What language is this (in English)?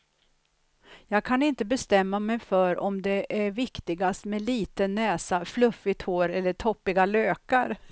Swedish